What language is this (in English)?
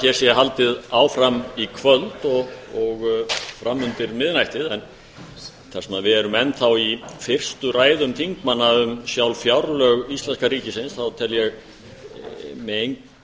Icelandic